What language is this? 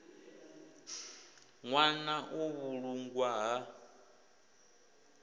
Venda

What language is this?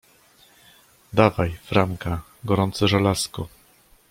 Polish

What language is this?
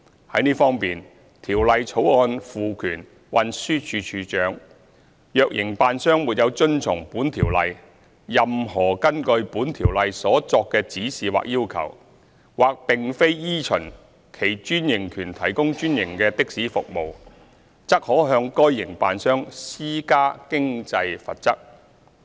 Cantonese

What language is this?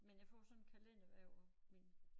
Danish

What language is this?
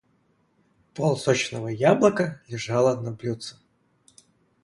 Russian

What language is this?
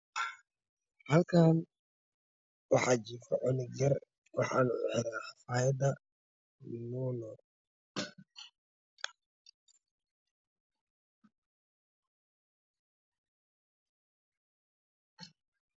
Somali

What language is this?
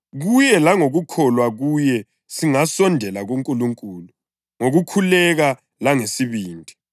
North Ndebele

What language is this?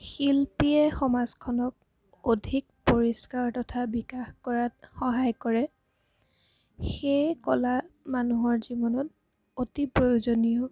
Assamese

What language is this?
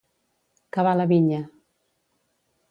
Catalan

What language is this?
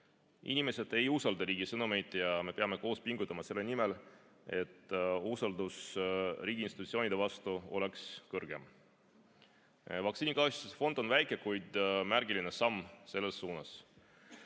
Estonian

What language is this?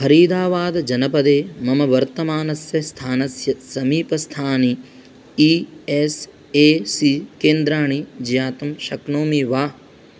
Sanskrit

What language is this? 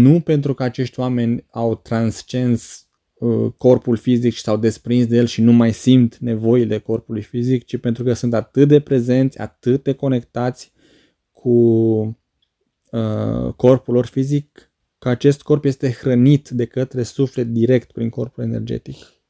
Romanian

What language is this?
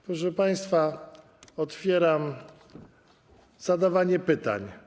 Polish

